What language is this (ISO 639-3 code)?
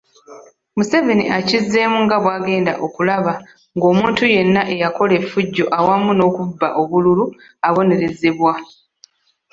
lug